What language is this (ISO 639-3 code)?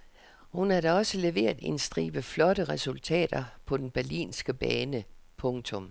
dan